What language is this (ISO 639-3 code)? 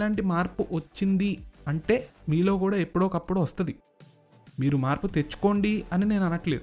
tel